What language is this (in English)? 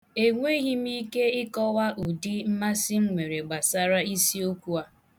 Igbo